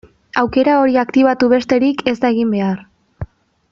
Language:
Basque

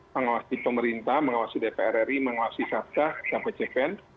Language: Indonesian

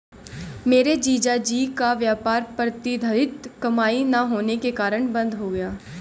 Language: Hindi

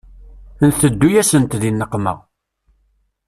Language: Kabyle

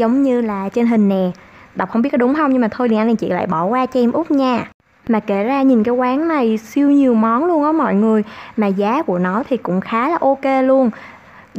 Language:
Vietnamese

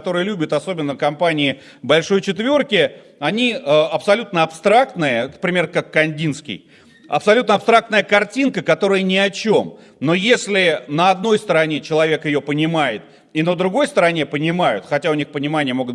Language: Russian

